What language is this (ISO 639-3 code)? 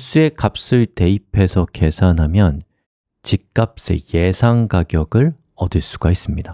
kor